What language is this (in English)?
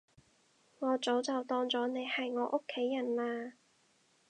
Cantonese